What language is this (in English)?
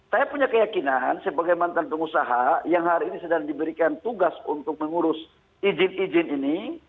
Indonesian